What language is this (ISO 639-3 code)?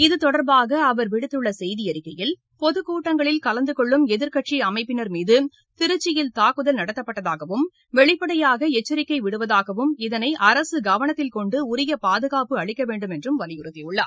tam